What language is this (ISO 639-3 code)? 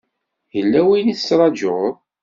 kab